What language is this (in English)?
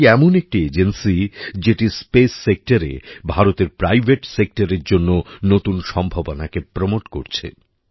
Bangla